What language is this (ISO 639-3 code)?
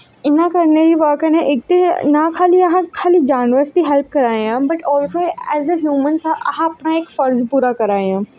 doi